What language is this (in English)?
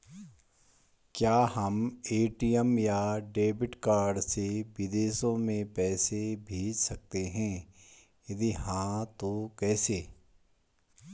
Hindi